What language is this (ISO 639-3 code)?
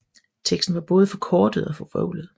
dan